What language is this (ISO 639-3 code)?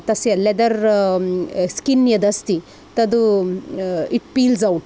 san